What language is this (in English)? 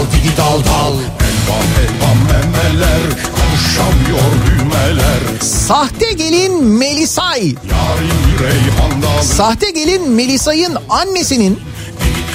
Turkish